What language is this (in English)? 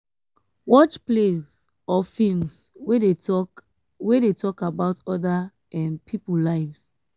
Nigerian Pidgin